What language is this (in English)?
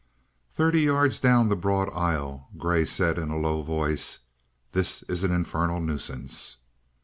English